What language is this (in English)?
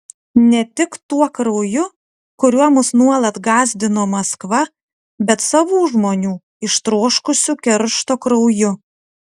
Lithuanian